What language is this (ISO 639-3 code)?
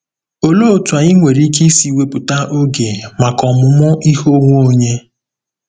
ibo